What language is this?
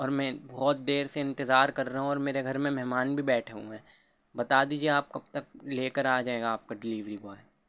Urdu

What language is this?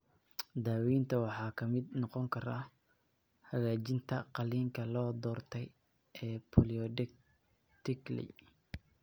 Somali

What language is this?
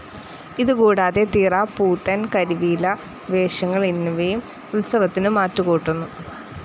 Malayalam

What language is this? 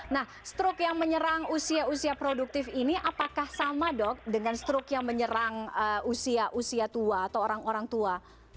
Indonesian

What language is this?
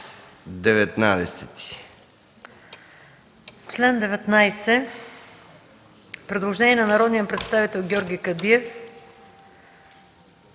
Bulgarian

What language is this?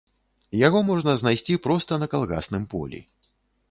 Belarusian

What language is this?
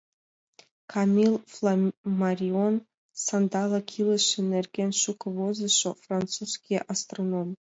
Mari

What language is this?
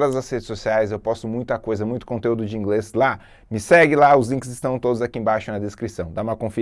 Portuguese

